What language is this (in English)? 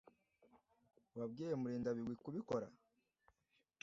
Kinyarwanda